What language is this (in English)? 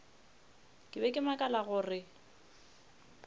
Northern Sotho